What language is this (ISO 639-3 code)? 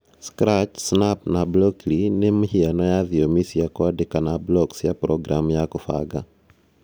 kik